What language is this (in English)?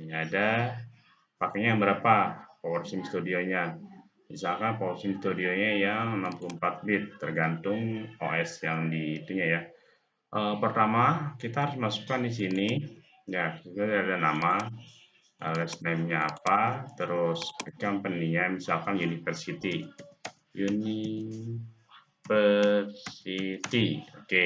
Indonesian